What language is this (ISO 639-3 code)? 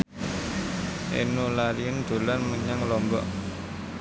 jav